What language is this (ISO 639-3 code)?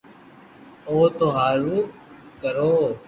lrk